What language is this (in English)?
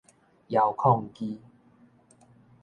Min Nan Chinese